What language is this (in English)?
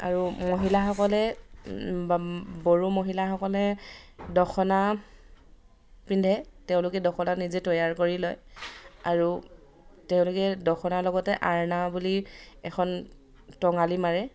Assamese